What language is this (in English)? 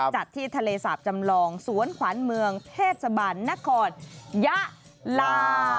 Thai